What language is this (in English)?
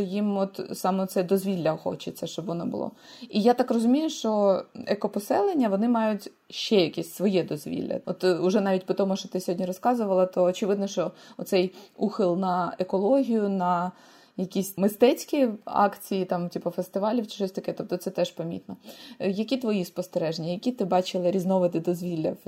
Ukrainian